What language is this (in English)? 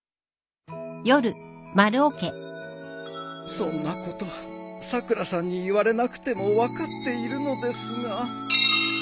Japanese